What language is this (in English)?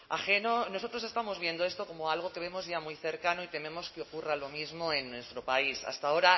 Spanish